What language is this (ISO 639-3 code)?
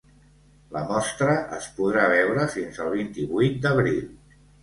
cat